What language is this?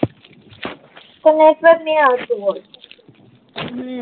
Gujarati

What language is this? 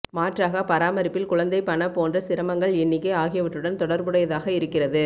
Tamil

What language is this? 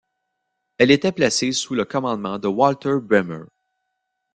French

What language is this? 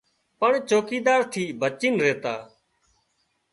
Wadiyara Koli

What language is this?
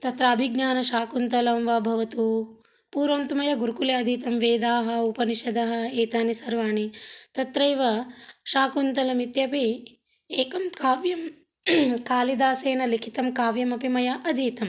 Sanskrit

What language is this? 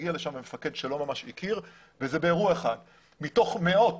Hebrew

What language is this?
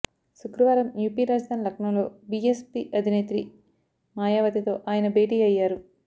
Telugu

